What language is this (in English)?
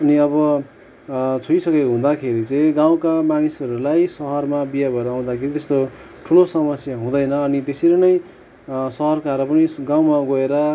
Nepali